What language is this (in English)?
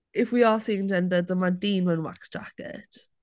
Welsh